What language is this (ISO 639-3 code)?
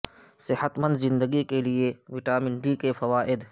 urd